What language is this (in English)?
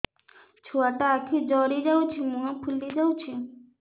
Odia